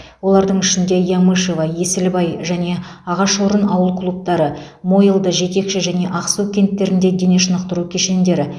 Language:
Kazakh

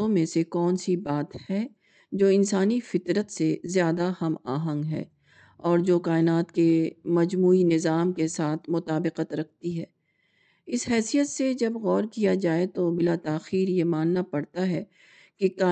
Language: Urdu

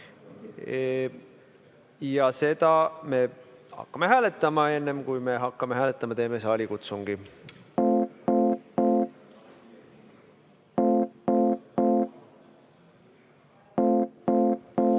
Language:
Estonian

